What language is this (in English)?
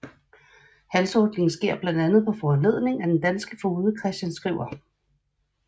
Danish